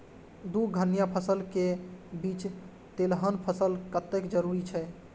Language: Maithili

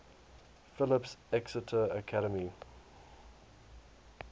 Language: English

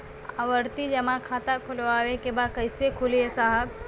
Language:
Bhojpuri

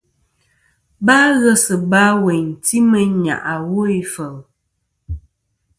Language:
Kom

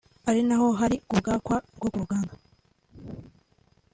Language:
Kinyarwanda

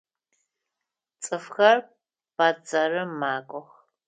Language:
Adyghe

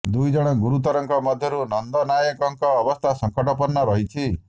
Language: Odia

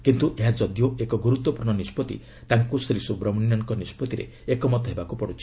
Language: Odia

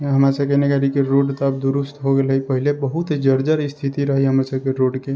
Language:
Maithili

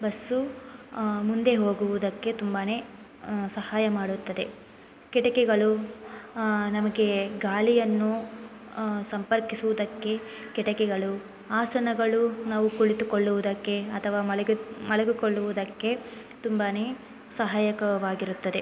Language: Kannada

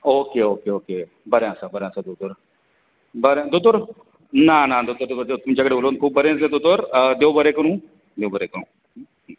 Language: Konkani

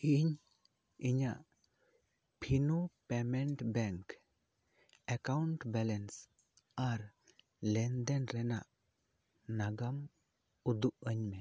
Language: Santali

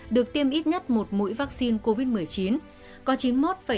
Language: Vietnamese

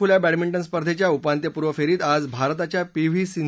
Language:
Marathi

